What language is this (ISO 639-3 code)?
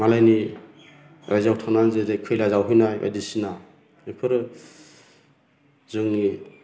brx